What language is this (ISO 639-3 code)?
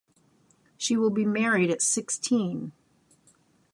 eng